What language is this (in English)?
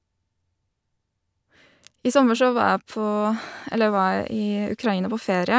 Norwegian